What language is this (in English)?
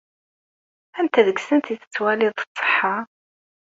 Kabyle